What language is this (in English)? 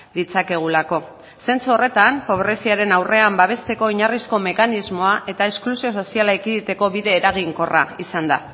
Basque